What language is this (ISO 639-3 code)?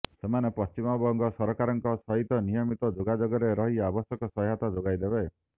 ori